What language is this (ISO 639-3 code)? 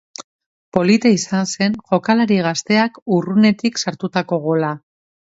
eus